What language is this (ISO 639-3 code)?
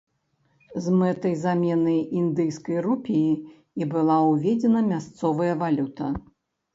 bel